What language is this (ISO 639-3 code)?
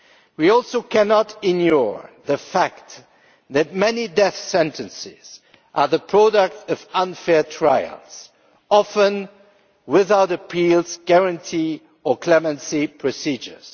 eng